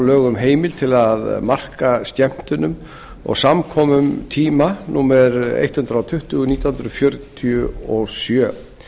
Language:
Icelandic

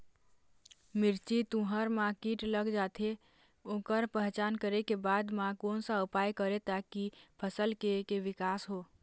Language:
Chhattisgarhi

